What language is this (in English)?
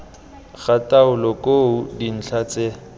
Tswana